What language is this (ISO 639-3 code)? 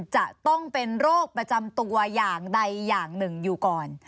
tha